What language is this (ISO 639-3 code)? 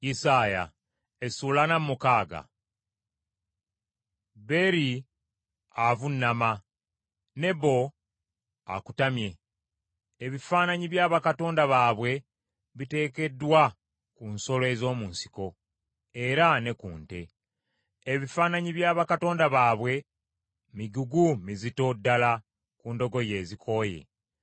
lug